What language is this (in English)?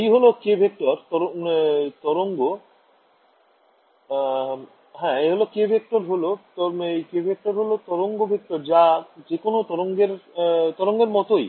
Bangla